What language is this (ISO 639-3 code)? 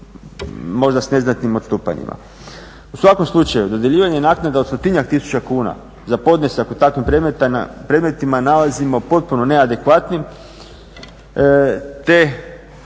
hrv